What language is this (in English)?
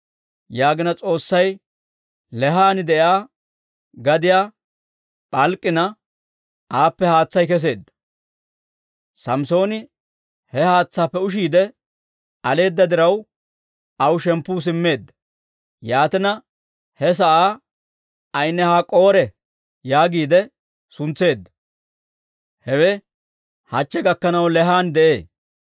Dawro